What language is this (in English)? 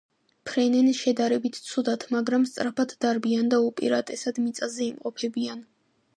Georgian